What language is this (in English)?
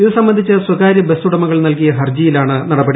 Malayalam